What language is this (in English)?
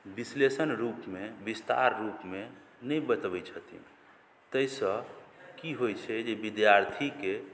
Maithili